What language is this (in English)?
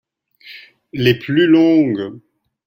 French